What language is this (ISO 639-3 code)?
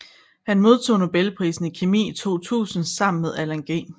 dan